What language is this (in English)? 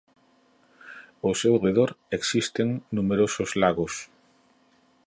Galician